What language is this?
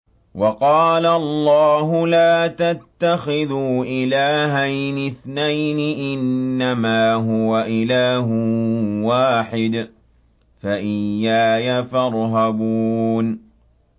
Arabic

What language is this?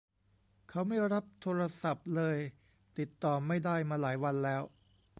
Thai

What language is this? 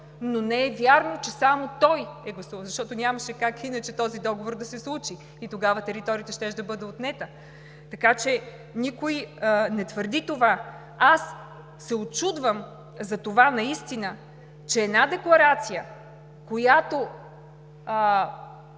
Bulgarian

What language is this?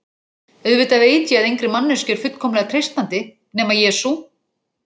Icelandic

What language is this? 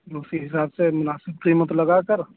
Urdu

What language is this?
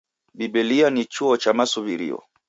Taita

